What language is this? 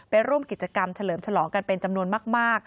Thai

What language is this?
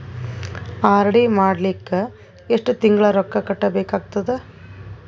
Kannada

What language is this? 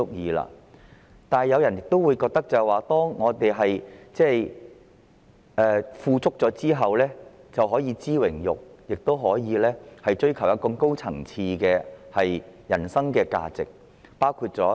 Cantonese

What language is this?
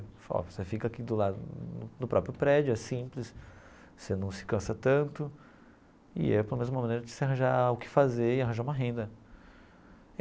Portuguese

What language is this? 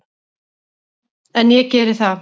Icelandic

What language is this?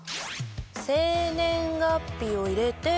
Japanese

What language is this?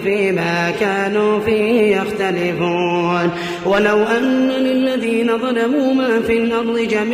Arabic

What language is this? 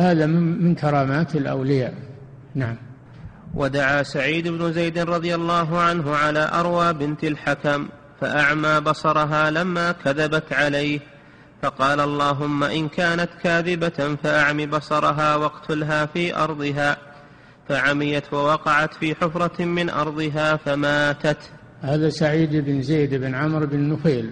Arabic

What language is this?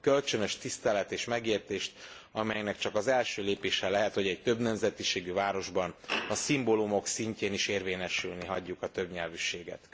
Hungarian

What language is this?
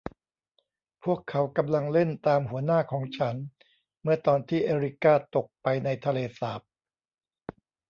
Thai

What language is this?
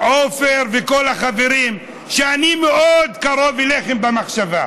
Hebrew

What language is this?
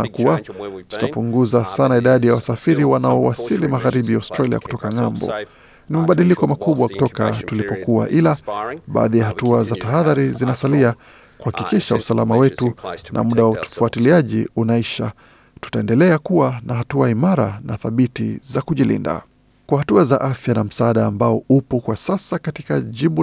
Swahili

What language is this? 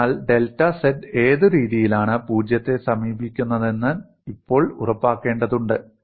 Malayalam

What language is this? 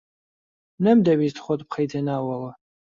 Central Kurdish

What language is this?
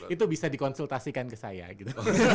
Indonesian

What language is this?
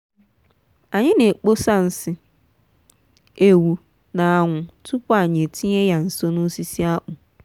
Igbo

